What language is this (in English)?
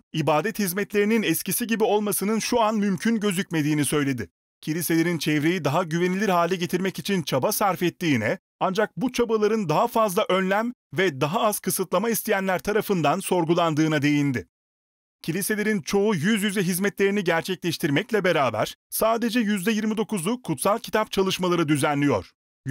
Turkish